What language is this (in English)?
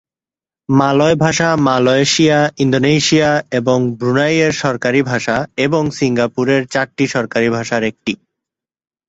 Bangla